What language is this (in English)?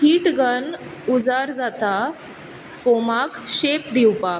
Konkani